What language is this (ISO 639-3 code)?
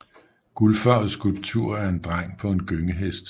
dan